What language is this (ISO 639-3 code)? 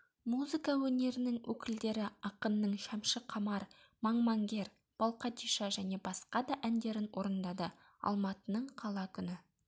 kaz